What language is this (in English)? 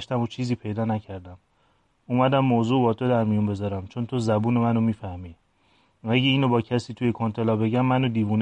Persian